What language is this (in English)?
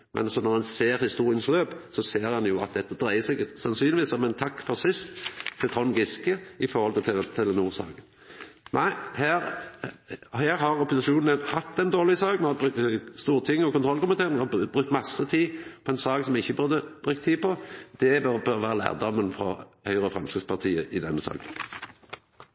Norwegian Nynorsk